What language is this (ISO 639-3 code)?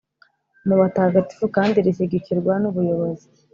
kin